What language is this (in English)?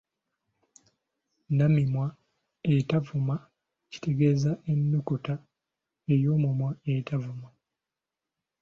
Ganda